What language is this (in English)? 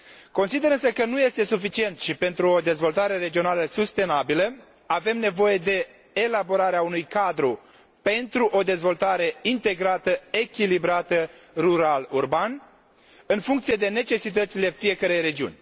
Romanian